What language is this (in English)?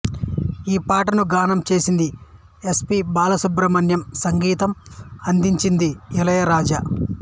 Telugu